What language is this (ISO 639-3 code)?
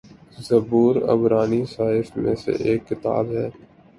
urd